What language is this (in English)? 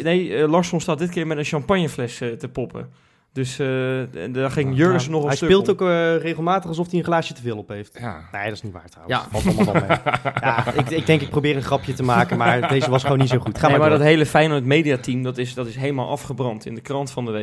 Dutch